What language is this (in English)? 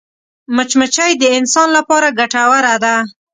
Pashto